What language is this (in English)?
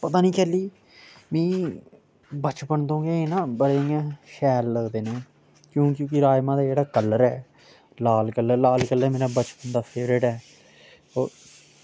Dogri